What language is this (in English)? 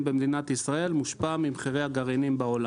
Hebrew